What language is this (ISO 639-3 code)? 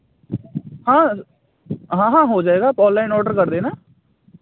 hin